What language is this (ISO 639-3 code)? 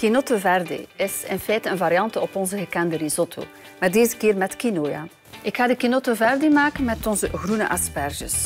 nld